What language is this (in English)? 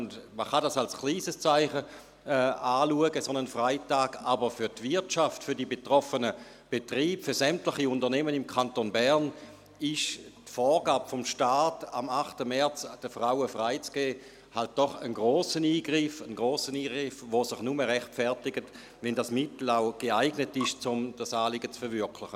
Swiss German